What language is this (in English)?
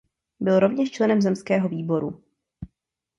Czech